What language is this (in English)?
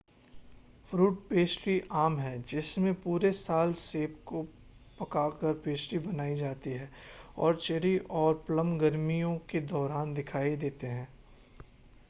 Hindi